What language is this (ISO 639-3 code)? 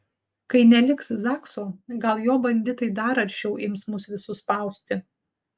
lit